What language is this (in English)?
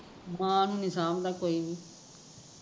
Punjabi